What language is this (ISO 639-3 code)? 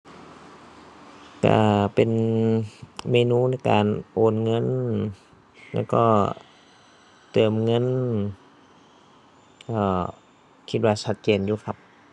tha